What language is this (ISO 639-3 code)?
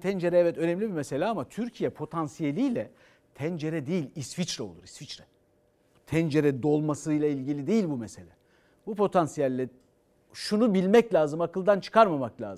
tur